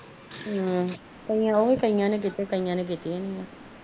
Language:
Punjabi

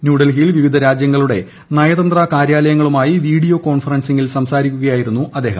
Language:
Malayalam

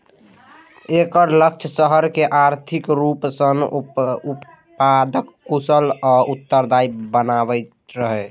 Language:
Maithili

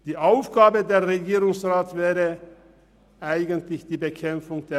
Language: Swiss German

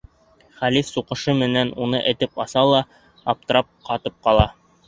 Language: Bashkir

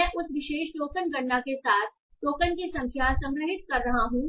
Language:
Hindi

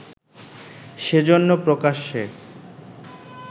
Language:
Bangla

